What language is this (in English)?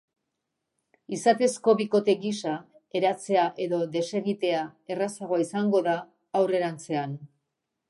Basque